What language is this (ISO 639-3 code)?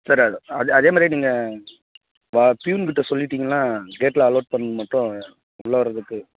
tam